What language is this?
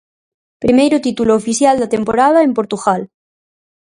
Galician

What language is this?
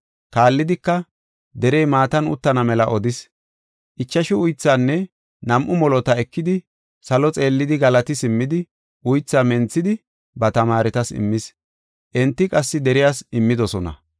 Gofa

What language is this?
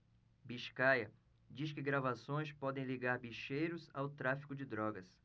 Portuguese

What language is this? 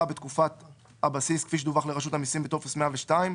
Hebrew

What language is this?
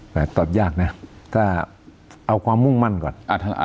Thai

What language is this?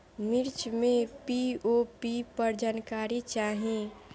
Bhojpuri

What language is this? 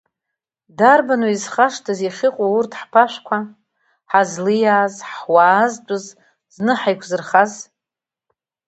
Abkhazian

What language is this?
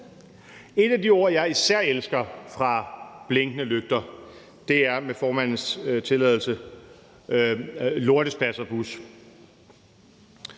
Danish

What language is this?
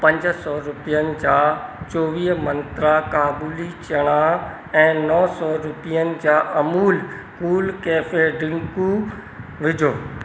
Sindhi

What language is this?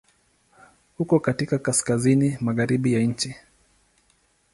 Swahili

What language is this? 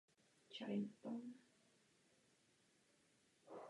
Czech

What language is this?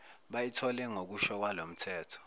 Zulu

